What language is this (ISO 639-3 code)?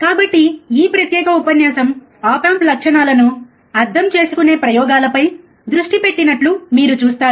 tel